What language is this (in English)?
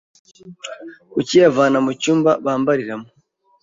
Kinyarwanda